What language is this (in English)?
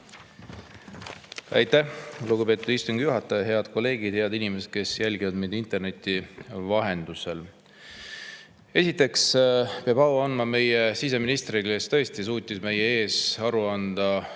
Estonian